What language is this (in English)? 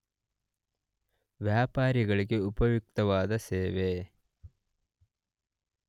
Kannada